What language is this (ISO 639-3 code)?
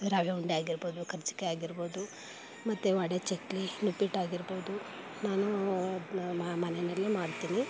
kan